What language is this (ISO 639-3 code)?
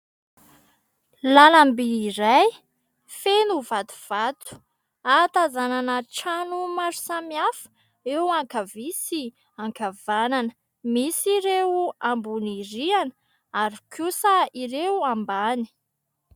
mlg